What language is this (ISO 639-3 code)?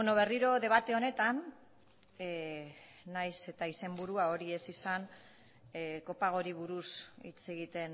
eus